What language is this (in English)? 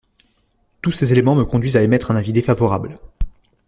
French